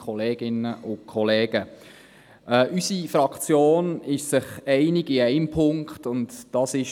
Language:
Swiss German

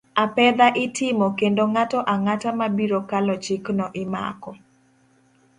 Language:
Luo (Kenya and Tanzania)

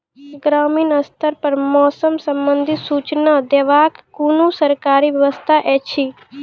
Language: Maithili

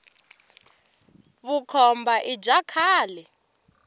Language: Tsonga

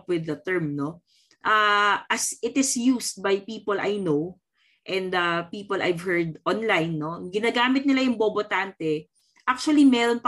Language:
Filipino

